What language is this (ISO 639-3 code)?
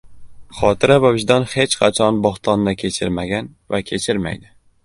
uzb